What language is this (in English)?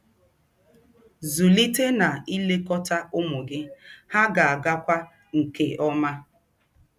Igbo